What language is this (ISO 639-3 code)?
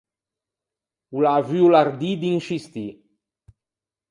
lij